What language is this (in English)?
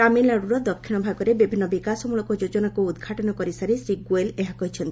Odia